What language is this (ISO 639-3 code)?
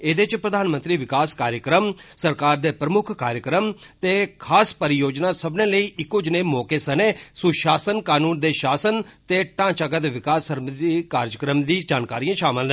doi